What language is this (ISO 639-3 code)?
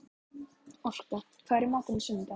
isl